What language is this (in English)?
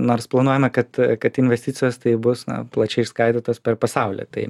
Lithuanian